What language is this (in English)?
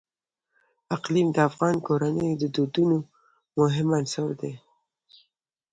Pashto